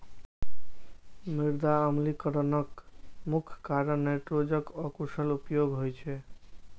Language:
Maithili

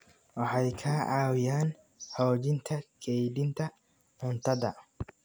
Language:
Somali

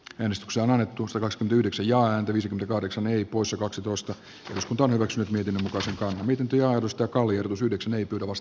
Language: Finnish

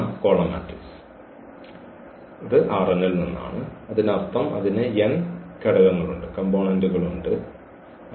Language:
Malayalam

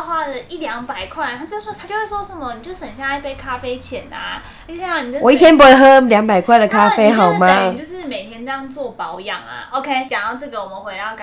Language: Chinese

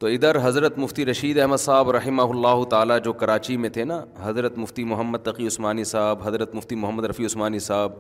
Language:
Urdu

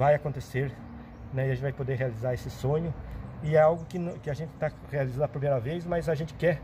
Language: Portuguese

